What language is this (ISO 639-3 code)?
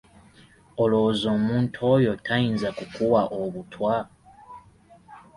lug